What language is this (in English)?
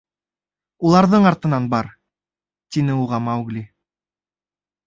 Bashkir